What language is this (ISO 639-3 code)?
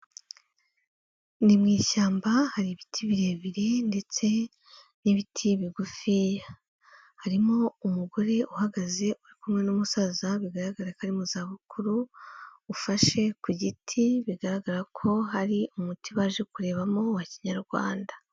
kin